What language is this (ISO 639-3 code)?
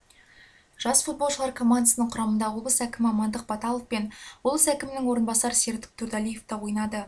kaz